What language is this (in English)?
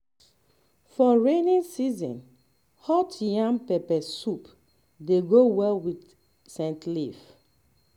Nigerian Pidgin